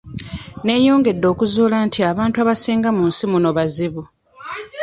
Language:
Ganda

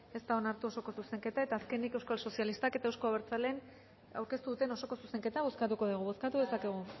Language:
Basque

